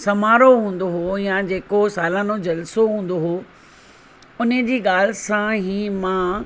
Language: Sindhi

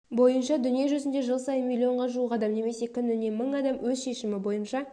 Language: Kazakh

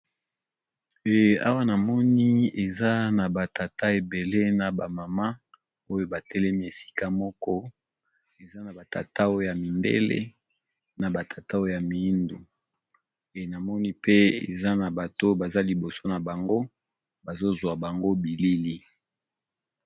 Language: Lingala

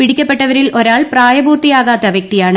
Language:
Malayalam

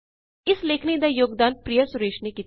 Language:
Punjabi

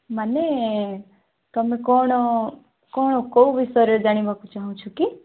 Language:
Odia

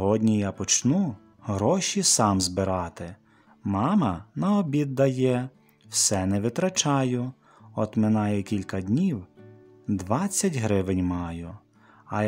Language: Ukrainian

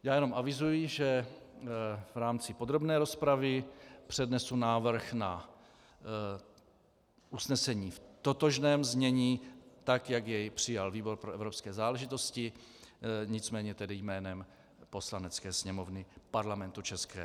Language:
Czech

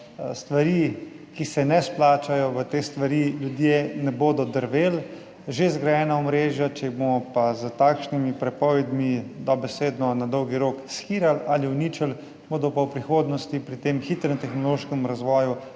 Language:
Slovenian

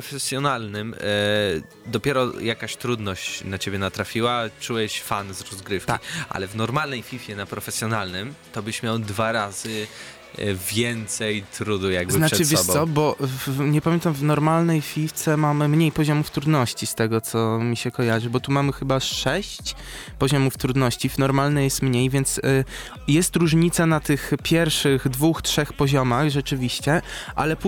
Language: Polish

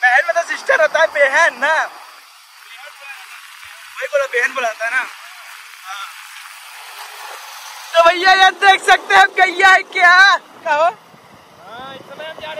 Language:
Hindi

